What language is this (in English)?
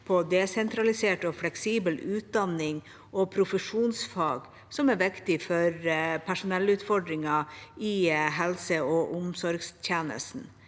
Norwegian